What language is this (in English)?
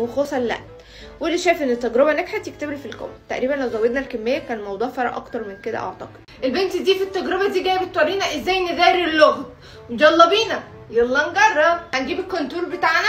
Arabic